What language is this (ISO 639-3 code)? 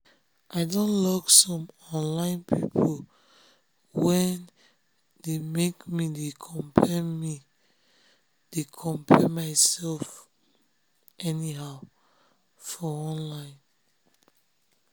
pcm